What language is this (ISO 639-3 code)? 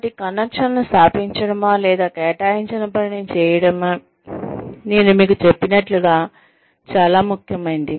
tel